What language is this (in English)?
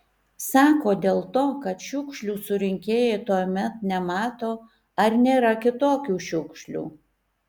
Lithuanian